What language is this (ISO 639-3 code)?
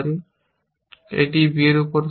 ben